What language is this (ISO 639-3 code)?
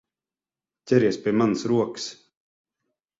lav